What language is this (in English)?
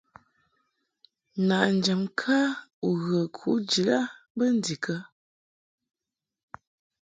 Mungaka